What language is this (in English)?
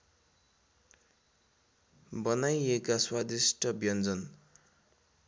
Nepali